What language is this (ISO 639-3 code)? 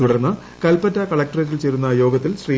mal